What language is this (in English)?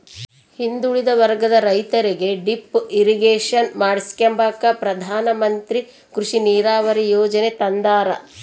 Kannada